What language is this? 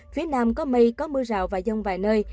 Vietnamese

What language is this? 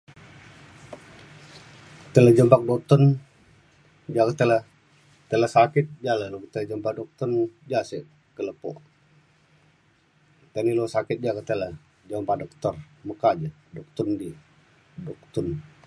Mainstream Kenyah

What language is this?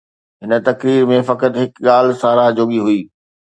Sindhi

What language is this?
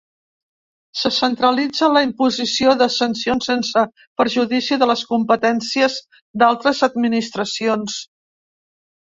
Catalan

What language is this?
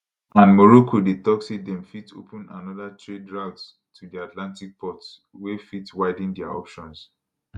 Nigerian Pidgin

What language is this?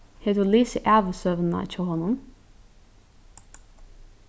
Faroese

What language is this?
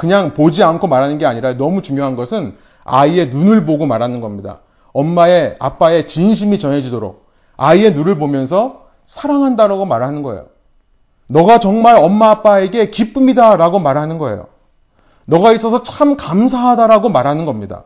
Korean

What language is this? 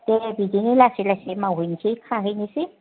Bodo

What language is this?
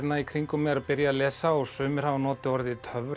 Icelandic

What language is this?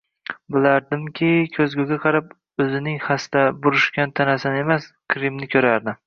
Uzbek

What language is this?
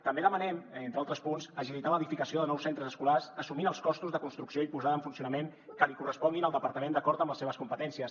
Catalan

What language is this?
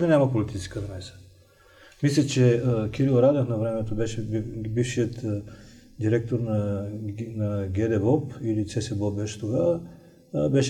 Bulgarian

